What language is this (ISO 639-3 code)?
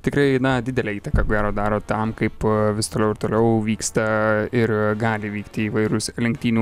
lit